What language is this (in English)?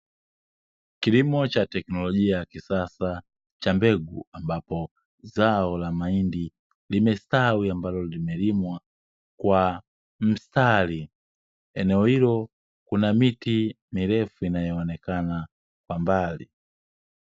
Swahili